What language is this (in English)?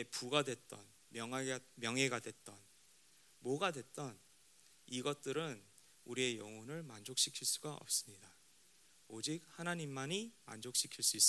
Korean